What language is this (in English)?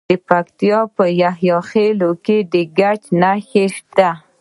Pashto